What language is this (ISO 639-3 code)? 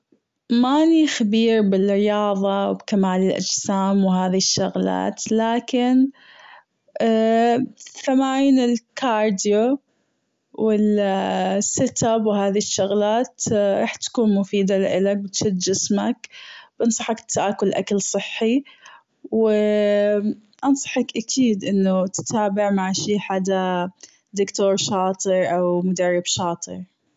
afb